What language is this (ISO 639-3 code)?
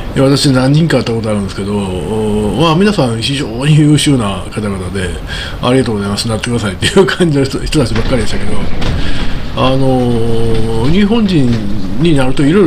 jpn